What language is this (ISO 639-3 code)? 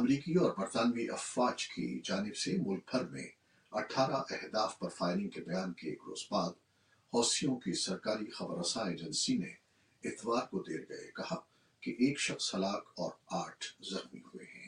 urd